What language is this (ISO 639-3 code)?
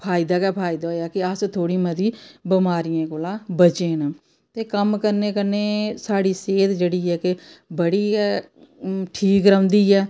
doi